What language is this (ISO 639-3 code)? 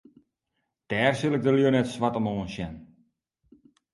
fry